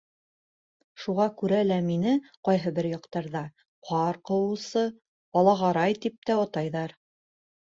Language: Bashkir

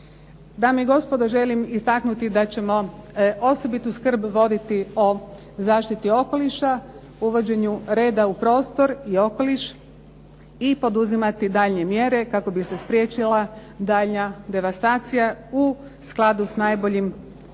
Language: Croatian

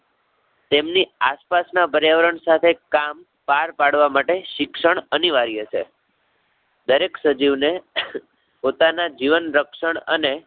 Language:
Gujarati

